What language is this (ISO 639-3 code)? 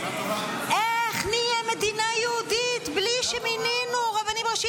heb